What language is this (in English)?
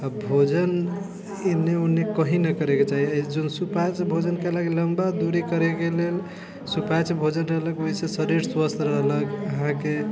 Maithili